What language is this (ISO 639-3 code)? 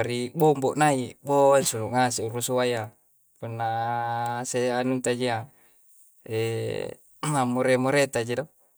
kjc